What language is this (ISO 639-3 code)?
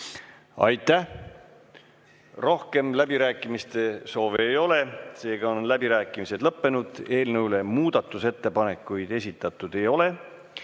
est